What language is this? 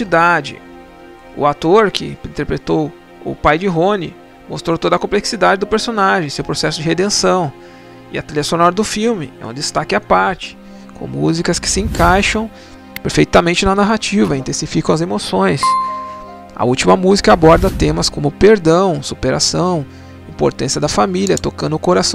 Portuguese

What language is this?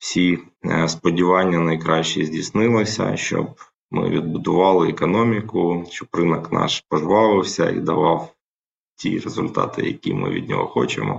Ukrainian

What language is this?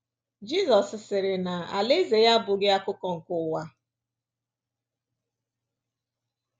Igbo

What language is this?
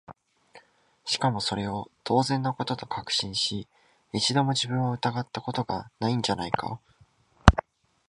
Japanese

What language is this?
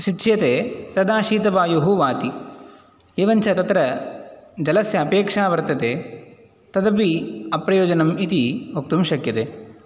Sanskrit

